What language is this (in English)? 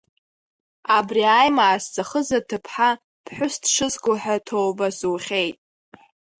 Abkhazian